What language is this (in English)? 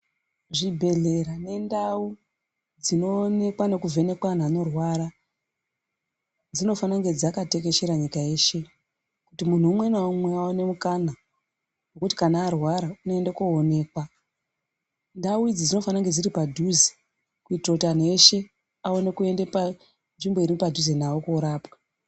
Ndau